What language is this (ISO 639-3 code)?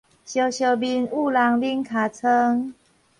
nan